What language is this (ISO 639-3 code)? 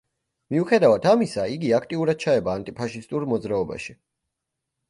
kat